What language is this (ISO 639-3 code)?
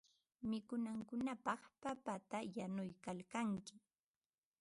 qva